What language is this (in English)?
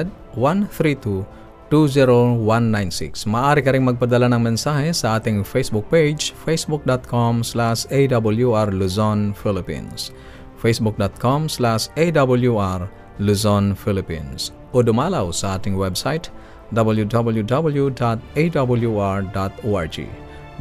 Filipino